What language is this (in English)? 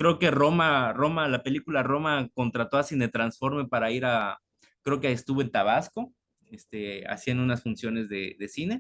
Spanish